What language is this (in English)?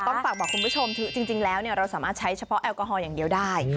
Thai